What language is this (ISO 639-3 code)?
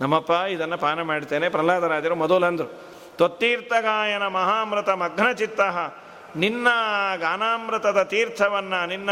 kan